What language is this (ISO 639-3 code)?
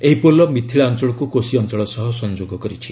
ori